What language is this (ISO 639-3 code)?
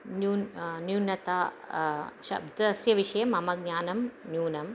san